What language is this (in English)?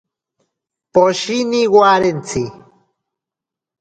Ashéninka Perené